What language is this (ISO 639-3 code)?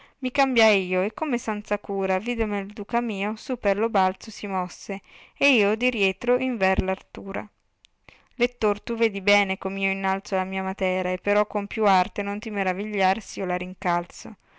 ita